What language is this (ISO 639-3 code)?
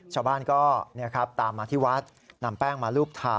tha